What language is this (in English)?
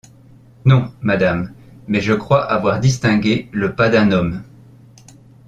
French